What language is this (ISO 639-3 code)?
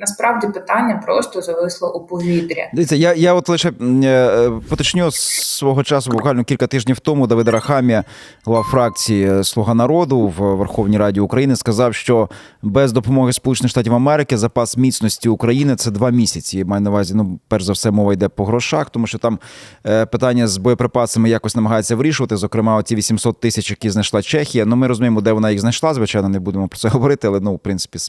ukr